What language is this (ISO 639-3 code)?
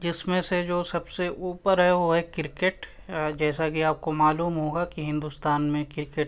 urd